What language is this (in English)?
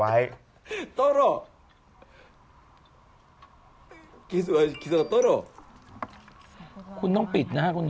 Thai